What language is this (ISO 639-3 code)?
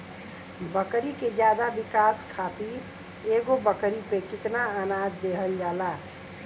bho